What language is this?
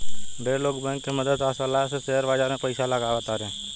Bhojpuri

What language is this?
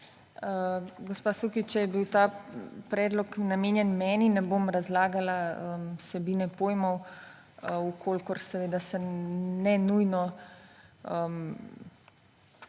Slovenian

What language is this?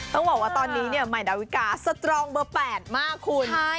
Thai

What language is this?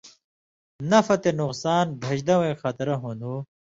Indus Kohistani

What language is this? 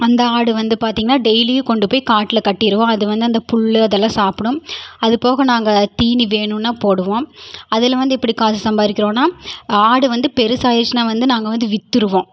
Tamil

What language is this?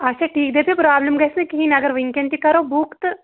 Kashmiri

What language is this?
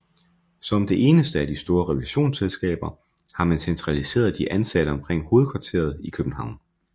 Danish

